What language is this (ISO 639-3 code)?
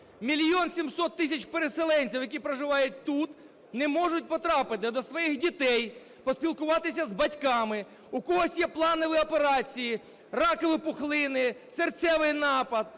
ukr